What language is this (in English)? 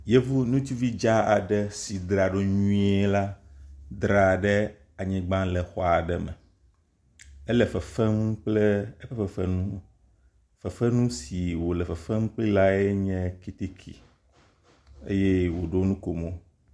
Ewe